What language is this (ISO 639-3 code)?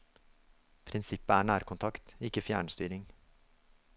nor